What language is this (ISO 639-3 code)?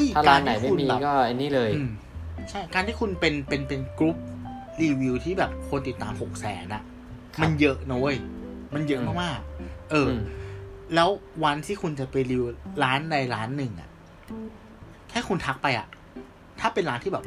tha